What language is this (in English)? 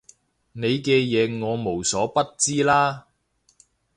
Cantonese